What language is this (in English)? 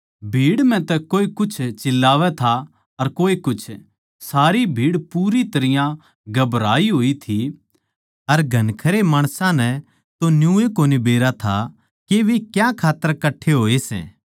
Haryanvi